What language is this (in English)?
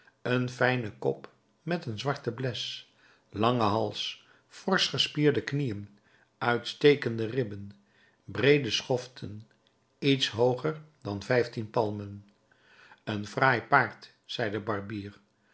Dutch